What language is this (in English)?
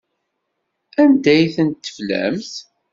Kabyle